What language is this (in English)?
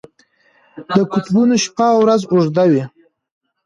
Pashto